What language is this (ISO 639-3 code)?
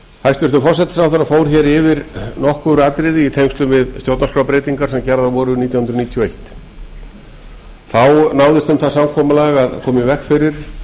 isl